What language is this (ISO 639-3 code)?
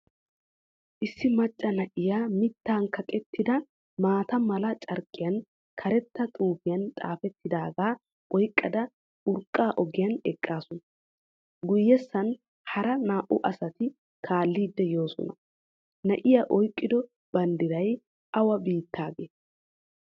wal